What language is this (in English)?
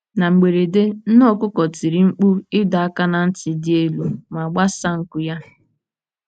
Igbo